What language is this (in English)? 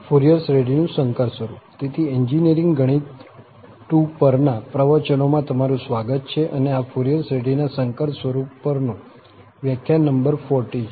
Gujarati